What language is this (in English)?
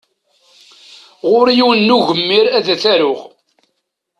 Kabyle